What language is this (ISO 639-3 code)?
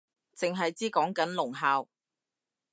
yue